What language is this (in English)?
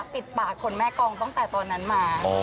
Thai